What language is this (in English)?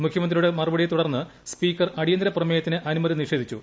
Malayalam